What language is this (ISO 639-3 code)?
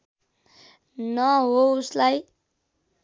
nep